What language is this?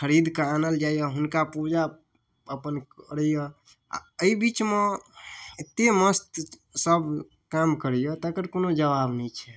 Maithili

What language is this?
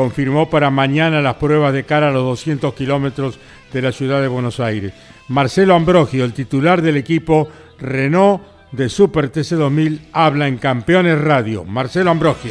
Spanish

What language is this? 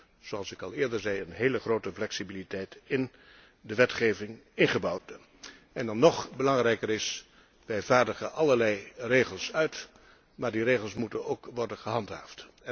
Dutch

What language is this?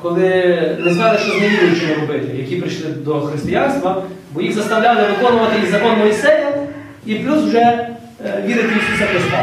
Ukrainian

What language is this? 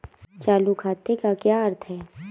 Hindi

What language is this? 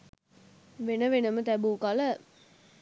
Sinhala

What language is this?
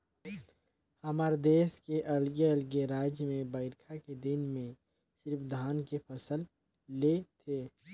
Chhattisgarhi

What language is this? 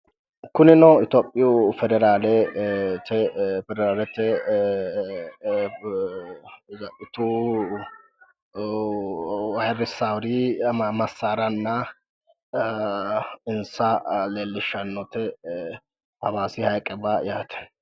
Sidamo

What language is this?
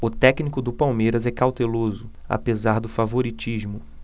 Portuguese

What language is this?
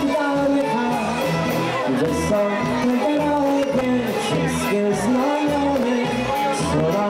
Korean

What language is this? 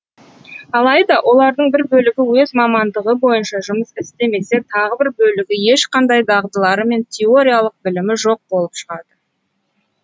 Kazakh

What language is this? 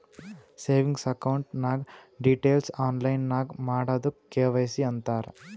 Kannada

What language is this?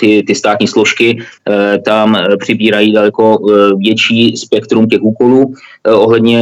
Czech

